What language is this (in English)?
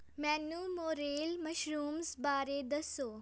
Punjabi